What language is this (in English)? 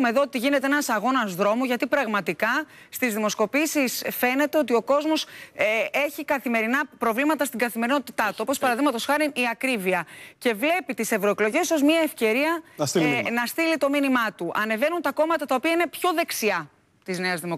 Greek